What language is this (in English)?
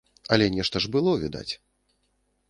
Belarusian